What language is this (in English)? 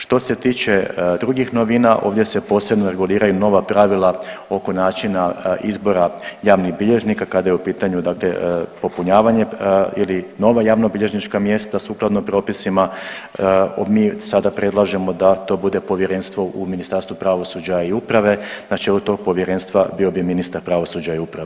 Croatian